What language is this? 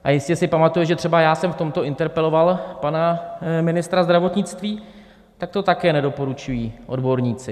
Czech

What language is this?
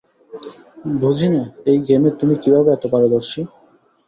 Bangla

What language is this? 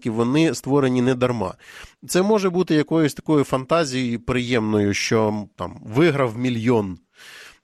Ukrainian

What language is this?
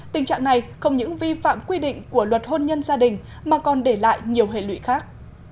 Vietnamese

